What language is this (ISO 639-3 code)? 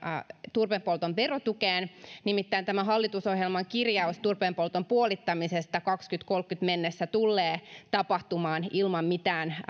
fin